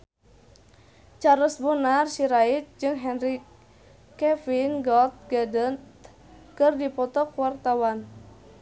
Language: Sundanese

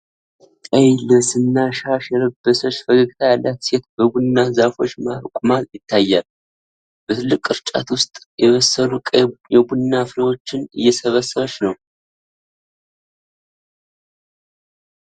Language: Amharic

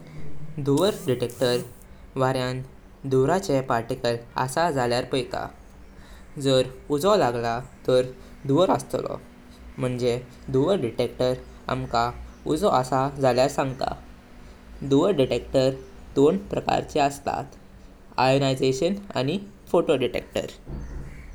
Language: Konkani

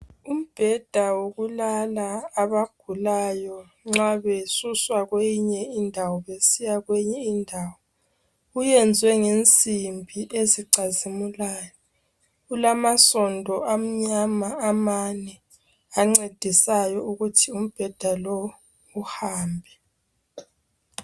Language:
North Ndebele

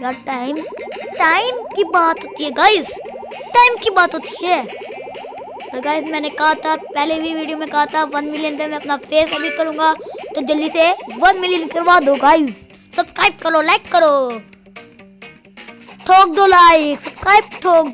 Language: Hindi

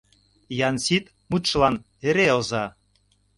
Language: Mari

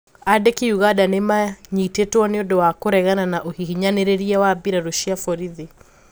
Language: Kikuyu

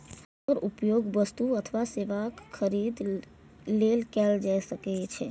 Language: Maithili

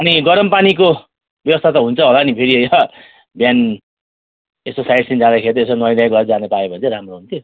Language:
Nepali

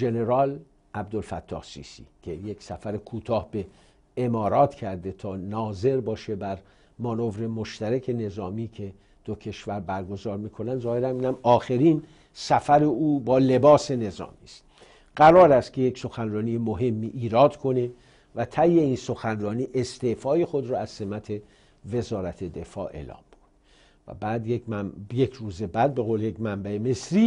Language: Persian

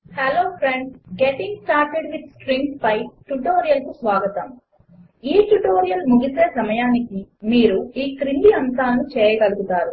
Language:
Telugu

